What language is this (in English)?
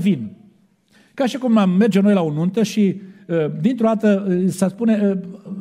Romanian